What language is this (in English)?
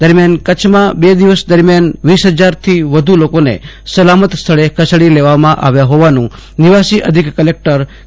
Gujarati